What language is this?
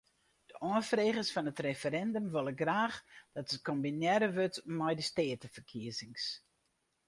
Western Frisian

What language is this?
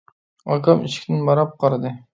Uyghur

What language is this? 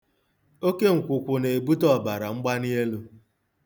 Igbo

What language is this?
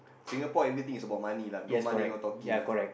English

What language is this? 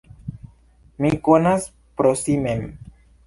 Esperanto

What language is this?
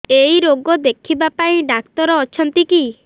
Odia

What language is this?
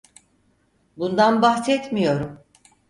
Turkish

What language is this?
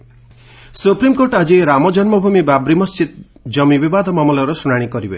Odia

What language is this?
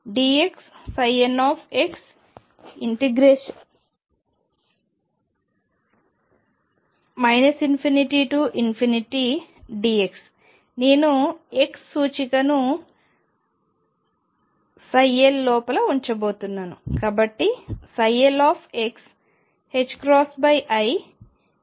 Telugu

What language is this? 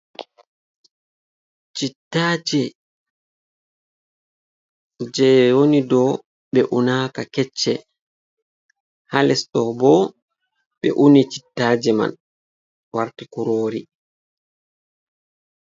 Fula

